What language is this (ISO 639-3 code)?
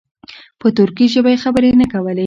pus